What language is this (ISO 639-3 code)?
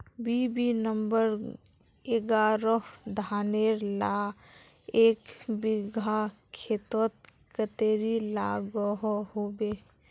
mag